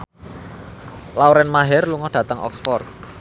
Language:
Javanese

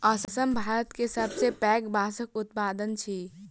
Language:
Maithili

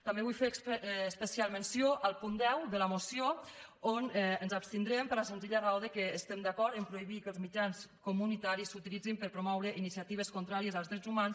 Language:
Catalan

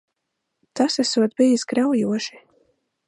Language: Latvian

